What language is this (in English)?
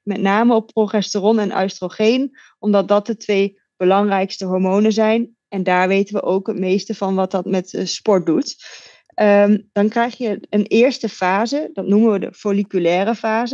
Dutch